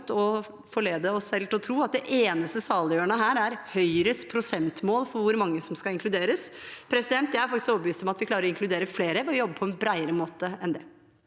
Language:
Norwegian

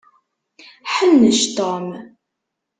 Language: Kabyle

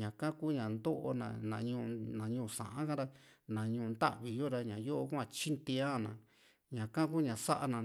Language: Juxtlahuaca Mixtec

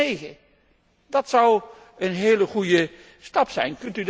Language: Dutch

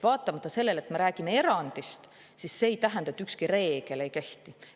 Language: Estonian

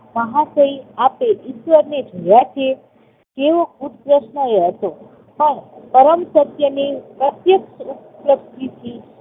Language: Gujarati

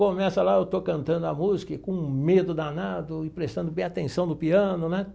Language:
Portuguese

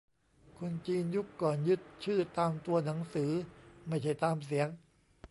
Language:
Thai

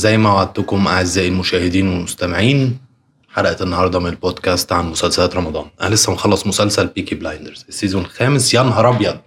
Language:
Arabic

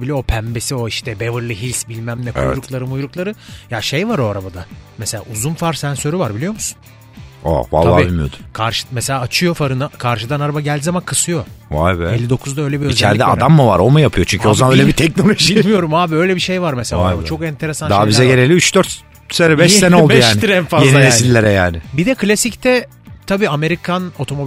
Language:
Turkish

